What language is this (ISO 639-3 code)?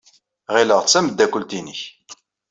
kab